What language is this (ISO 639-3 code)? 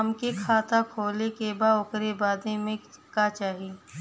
bho